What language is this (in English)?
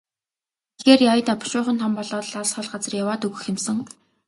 Mongolian